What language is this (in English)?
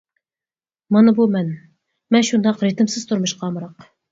Uyghur